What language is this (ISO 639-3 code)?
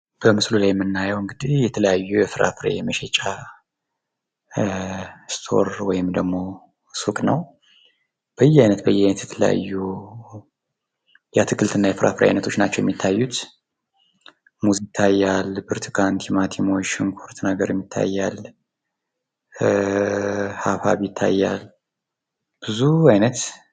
amh